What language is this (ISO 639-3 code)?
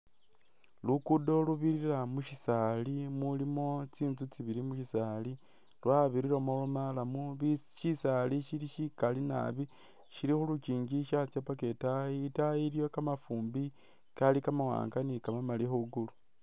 myx